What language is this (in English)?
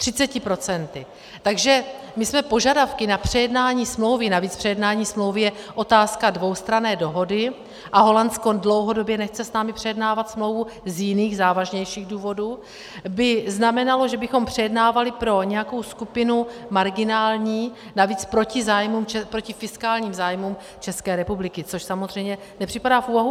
Czech